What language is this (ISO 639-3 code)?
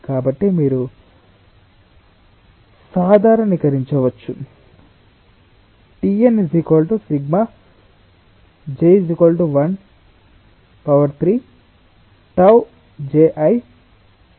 tel